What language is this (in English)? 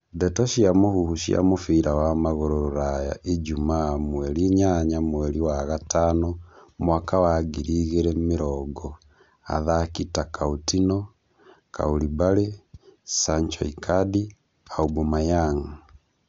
Kikuyu